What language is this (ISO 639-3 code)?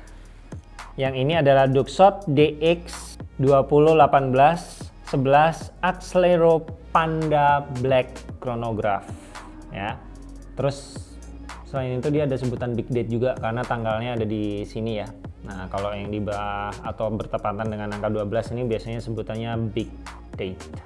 ind